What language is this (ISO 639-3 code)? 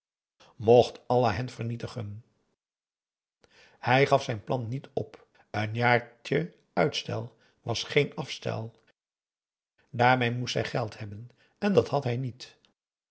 nld